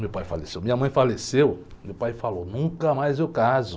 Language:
Portuguese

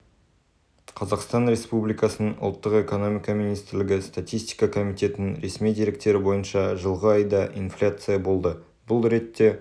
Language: Kazakh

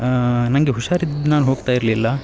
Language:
Kannada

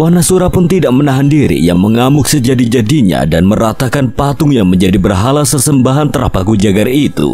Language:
Indonesian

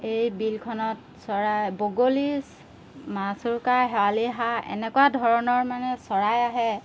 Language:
Assamese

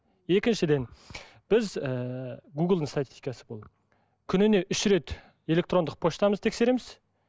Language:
Kazakh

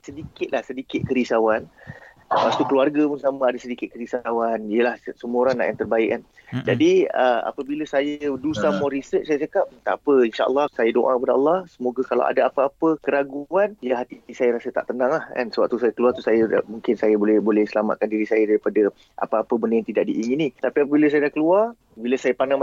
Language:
Malay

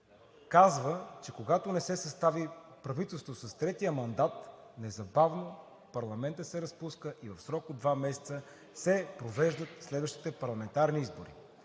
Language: Bulgarian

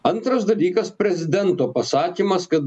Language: Lithuanian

